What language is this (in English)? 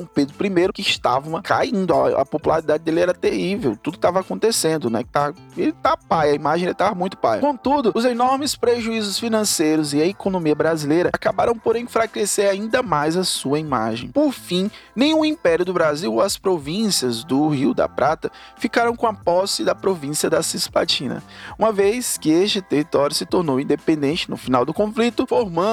Portuguese